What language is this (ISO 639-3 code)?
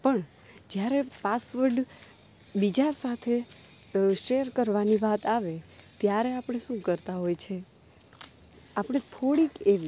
guj